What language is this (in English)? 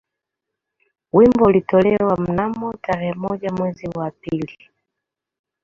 Swahili